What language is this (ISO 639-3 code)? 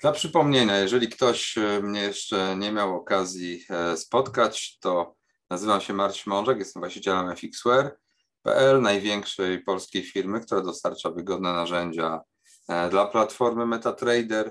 pol